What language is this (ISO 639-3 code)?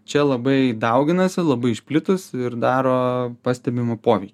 lit